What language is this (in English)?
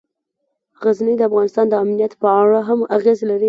Pashto